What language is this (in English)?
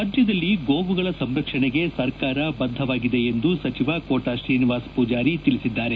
Kannada